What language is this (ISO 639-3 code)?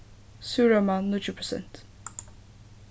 fao